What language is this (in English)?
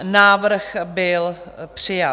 Czech